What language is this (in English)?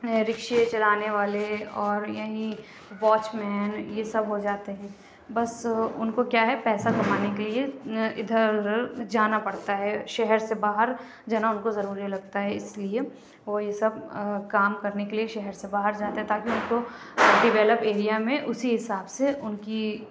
Urdu